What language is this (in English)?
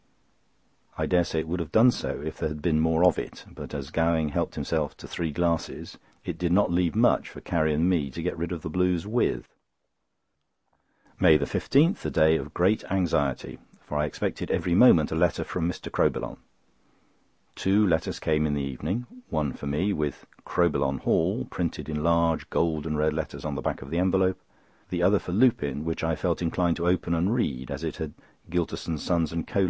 English